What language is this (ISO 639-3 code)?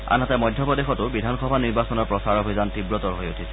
asm